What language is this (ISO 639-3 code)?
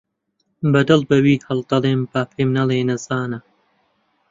ckb